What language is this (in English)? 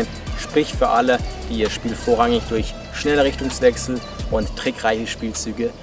German